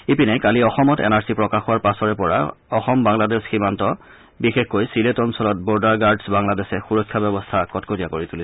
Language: Assamese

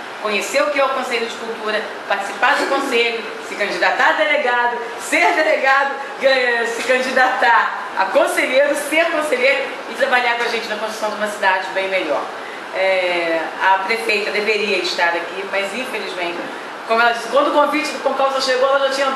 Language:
Portuguese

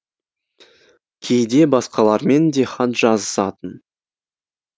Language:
Kazakh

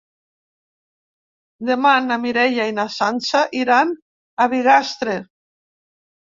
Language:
Catalan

